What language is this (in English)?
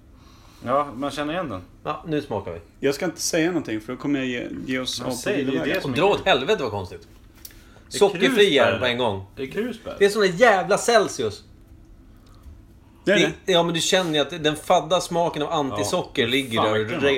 Swedish